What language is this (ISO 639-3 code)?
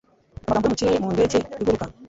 kin